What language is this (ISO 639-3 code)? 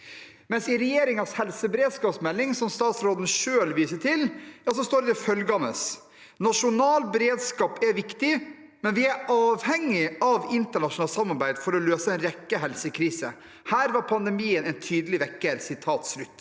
nor